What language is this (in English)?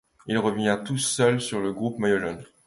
French